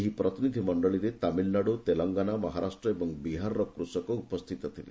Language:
Odia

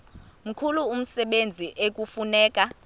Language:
Xhosa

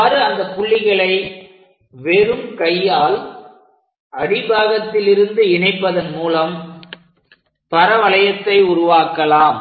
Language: Tamil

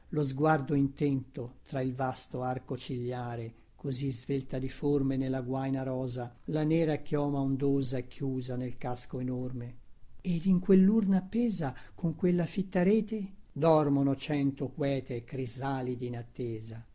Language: Italian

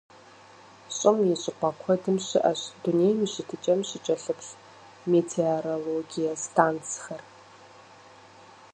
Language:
Kabardian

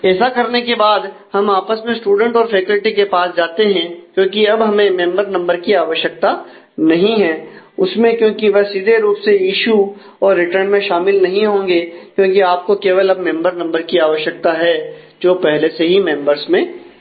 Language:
Hindi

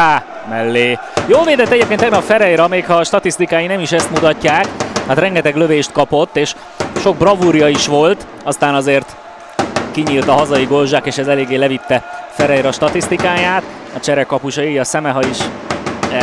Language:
Hungarian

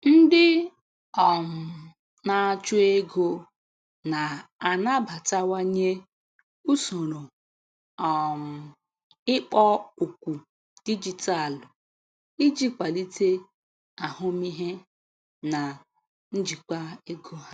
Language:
Igbo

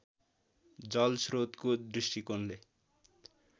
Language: Nepali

